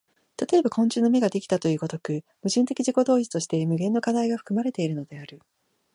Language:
Japanese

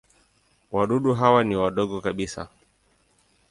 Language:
Swahili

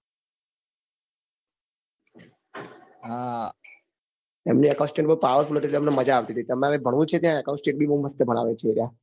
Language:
Gujarati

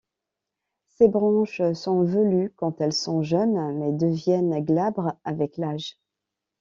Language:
French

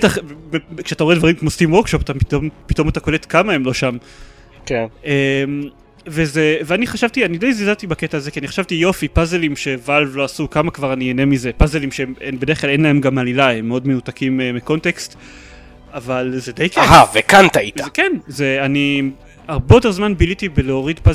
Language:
Hebrew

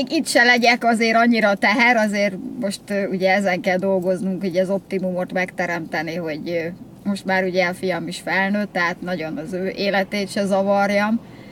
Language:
Hungarian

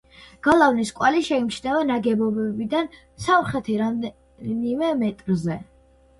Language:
Georgian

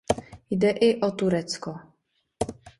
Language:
Czech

